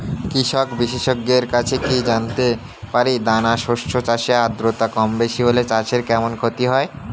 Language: Bangla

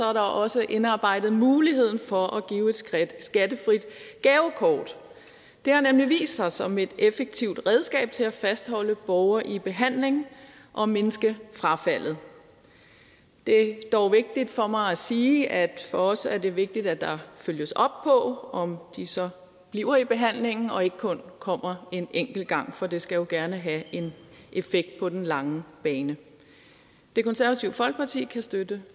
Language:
Danish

